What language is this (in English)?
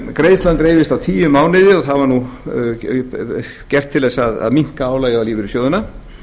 Icelandic